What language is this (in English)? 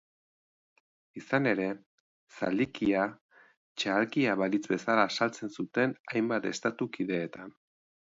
Basque